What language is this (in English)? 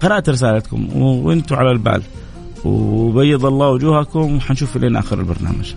Arabic